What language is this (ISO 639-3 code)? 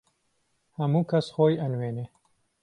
ckb